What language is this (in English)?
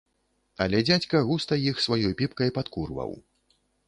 Belarusian